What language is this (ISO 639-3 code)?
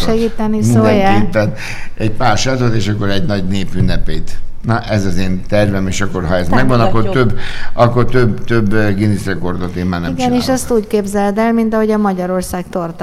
hun